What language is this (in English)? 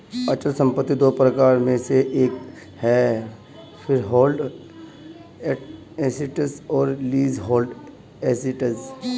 Hindi